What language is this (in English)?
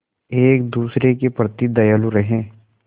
Hindi